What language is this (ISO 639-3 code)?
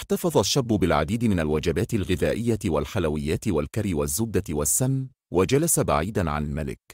ara